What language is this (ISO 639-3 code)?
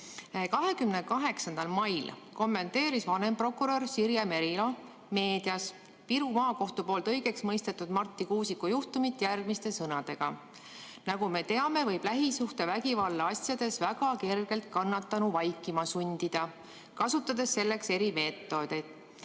est